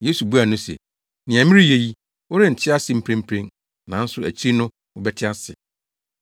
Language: Akan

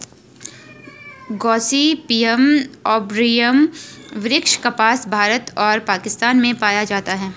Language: Hindi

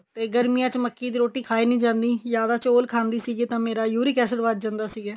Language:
Punjabi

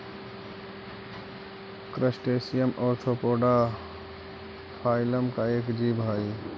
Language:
Magahi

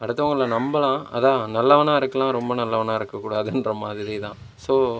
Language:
Tamil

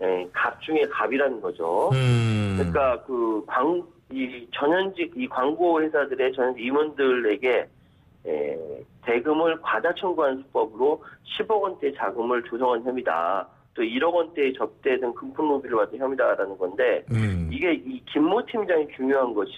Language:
Korean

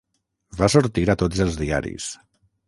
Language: Catalan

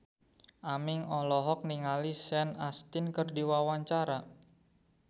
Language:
Sundanese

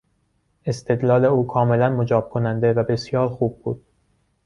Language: Persian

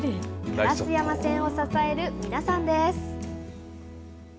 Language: Japanese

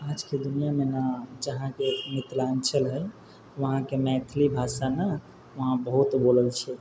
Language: Maithili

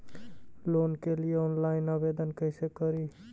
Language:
Magahi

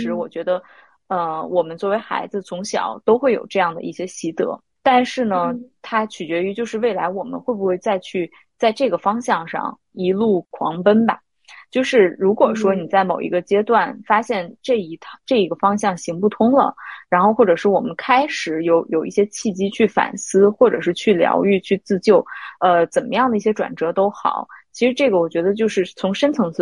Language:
Chinese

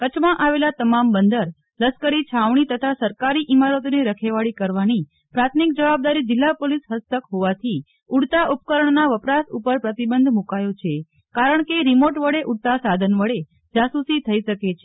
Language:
Gujarati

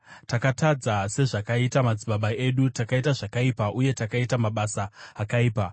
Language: Shona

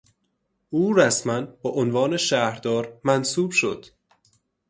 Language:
Persian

